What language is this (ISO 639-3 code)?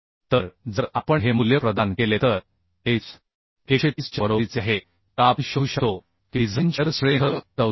mar